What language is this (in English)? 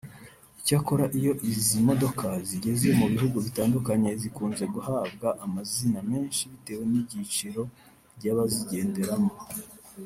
Kinyarwanda